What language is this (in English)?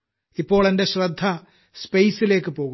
Malayalam